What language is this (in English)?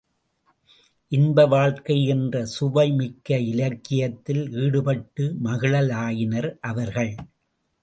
Tamil